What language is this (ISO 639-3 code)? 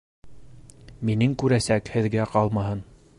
bak